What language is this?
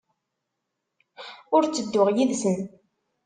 Kabyle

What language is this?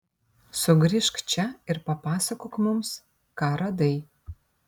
Lithuanian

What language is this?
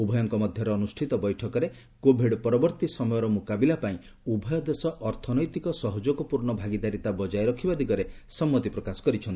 Odia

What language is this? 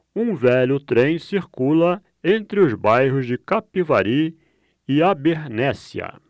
Portuguese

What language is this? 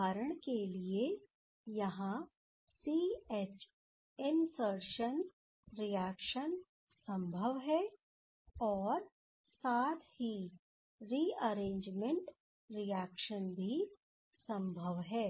Hindi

